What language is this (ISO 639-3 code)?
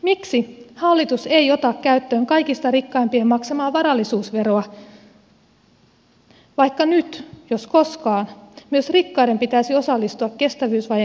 fin